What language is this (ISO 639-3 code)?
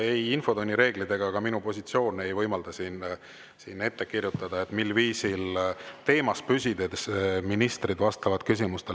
est